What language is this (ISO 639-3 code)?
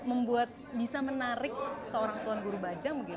ind